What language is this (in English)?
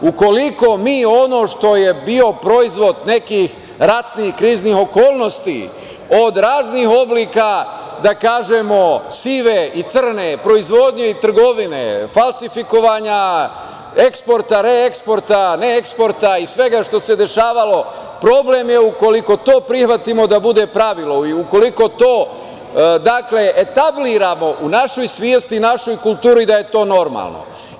Serbian